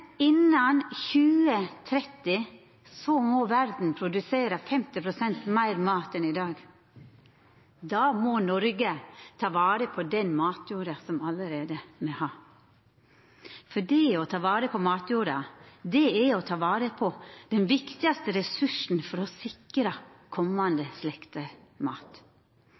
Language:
Norwegian Nynorsk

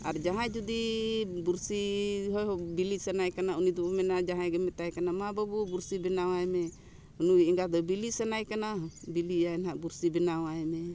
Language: Santali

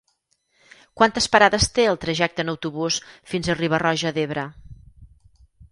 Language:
Catalan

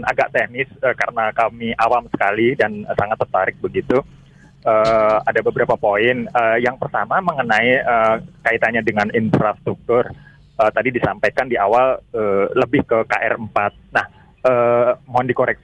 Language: Indonesian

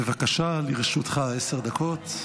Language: Hebrew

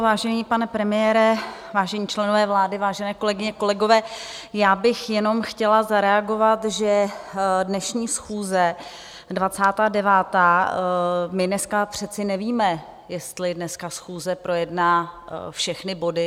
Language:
Czech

